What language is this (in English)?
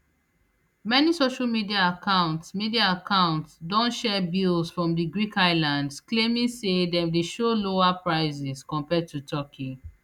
Nigerian Pidgin